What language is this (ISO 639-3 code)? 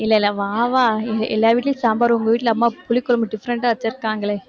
tam